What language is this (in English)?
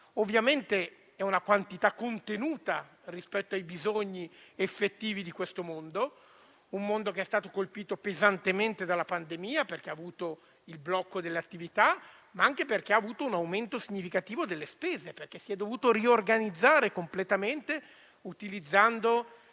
Italian